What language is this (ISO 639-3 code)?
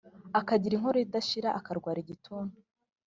kin